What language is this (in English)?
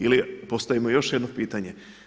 Croatian